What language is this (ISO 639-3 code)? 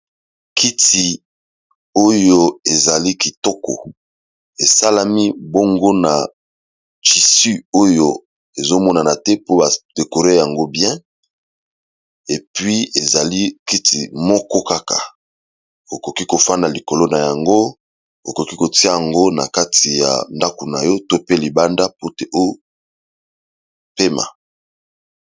lin